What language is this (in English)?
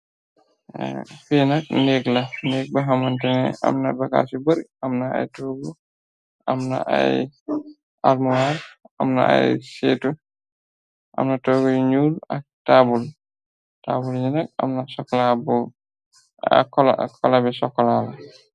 Wolof